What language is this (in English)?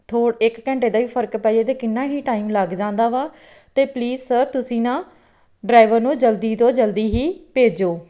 Punjabi